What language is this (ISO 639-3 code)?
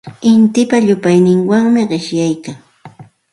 qxt